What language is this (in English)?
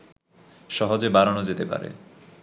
Bangla